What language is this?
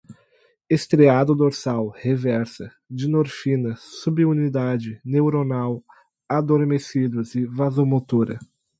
Portuguese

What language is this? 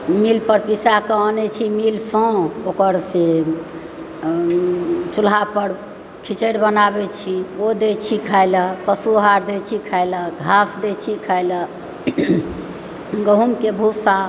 Maithili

